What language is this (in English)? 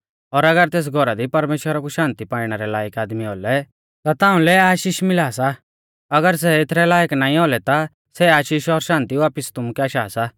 Mahasu Pahari